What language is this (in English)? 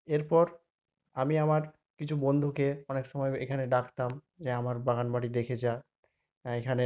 Bangla